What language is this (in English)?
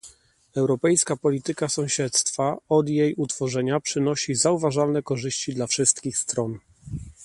Polish